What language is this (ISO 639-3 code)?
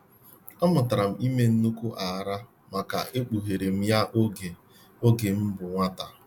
ibo